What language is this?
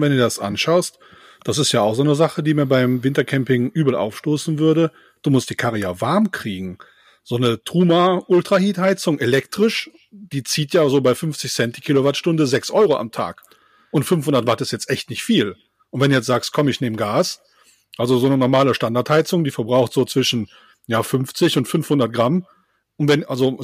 German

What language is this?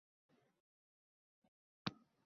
Uzbek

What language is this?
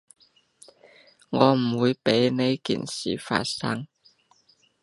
Cantonese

